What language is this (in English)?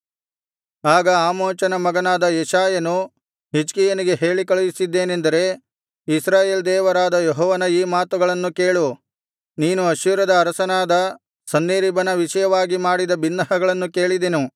Kannada